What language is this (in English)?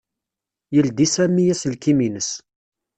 Kabyle